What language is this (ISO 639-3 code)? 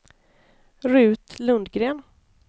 swe